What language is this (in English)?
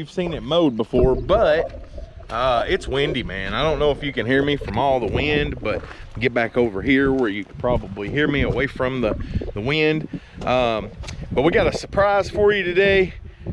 English